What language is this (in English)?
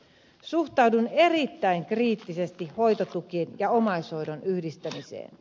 Finnish